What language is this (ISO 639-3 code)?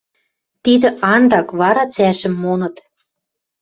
mrj